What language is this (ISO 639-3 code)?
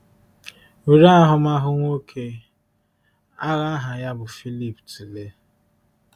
ibo